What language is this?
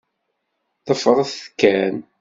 Kabyle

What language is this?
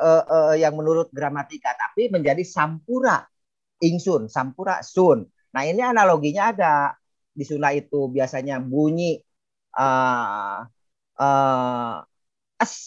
Indonesian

